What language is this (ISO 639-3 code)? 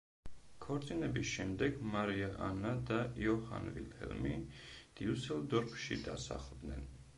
kat